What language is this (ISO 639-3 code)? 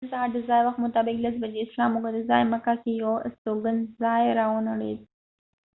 pus